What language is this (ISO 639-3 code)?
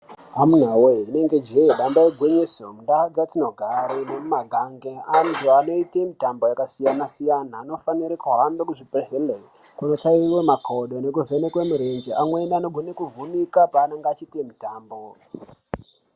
ndc